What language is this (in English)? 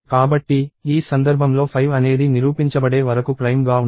Telugu